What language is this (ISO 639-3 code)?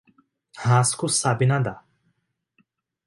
por